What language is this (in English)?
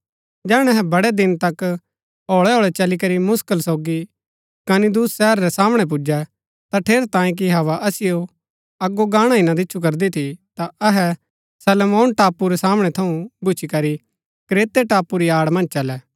Gaddi